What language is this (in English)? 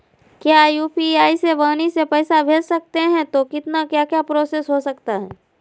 Magahi